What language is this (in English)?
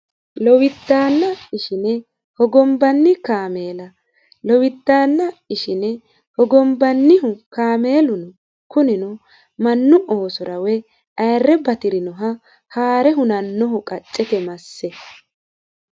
Sidamo